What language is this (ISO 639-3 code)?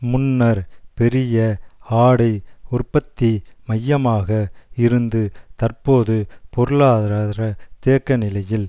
tam